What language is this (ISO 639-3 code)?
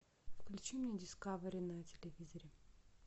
rus